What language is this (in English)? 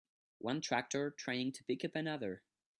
English